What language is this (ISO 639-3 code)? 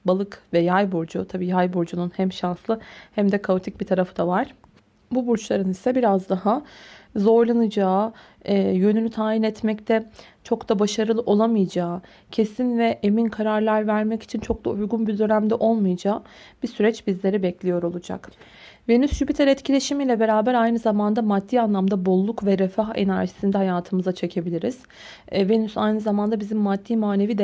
tur